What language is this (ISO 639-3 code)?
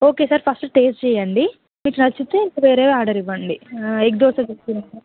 tel